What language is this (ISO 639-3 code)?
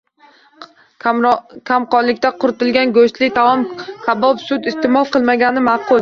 uzb